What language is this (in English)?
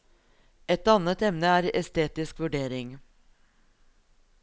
Norwegian